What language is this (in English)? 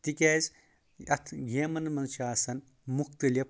Kashmiri